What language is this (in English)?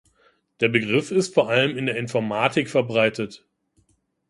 German